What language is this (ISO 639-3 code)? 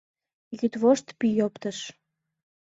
chm